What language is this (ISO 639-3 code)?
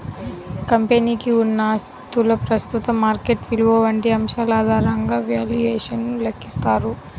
tel